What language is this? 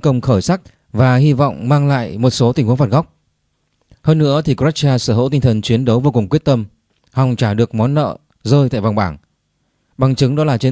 Vietnamese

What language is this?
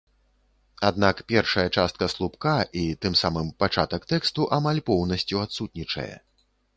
Belarusian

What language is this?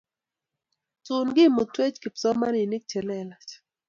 Kalenjin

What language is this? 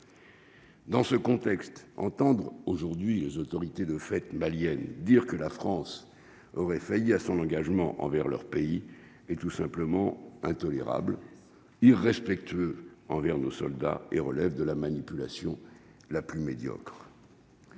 French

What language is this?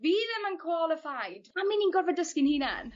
Welsh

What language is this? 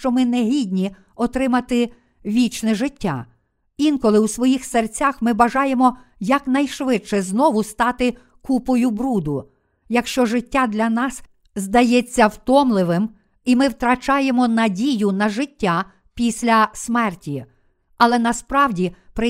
Ukrainian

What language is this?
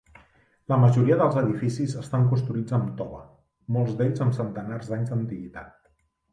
Catalan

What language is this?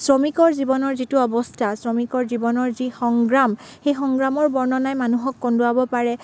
Assamese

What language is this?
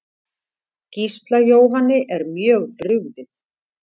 Icelandic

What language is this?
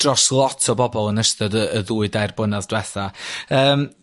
Welsh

